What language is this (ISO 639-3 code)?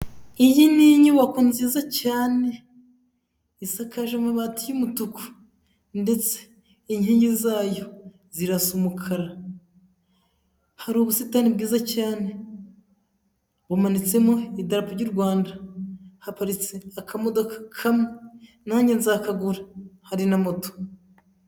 kin